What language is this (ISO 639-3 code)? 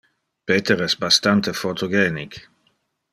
ina